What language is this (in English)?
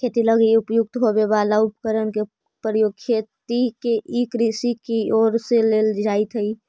Magahi